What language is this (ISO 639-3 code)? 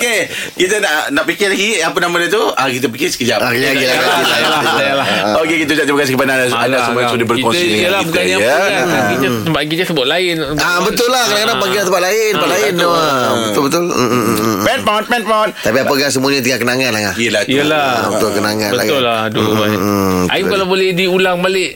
msa